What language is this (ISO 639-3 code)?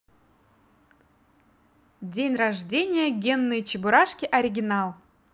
rus